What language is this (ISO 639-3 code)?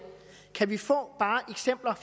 dan